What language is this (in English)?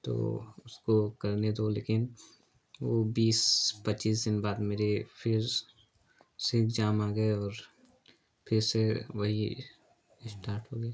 Hindi